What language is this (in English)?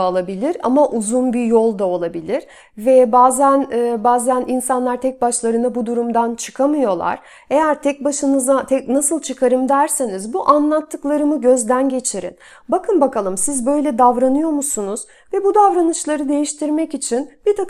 Turkish